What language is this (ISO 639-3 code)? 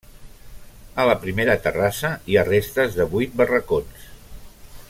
cat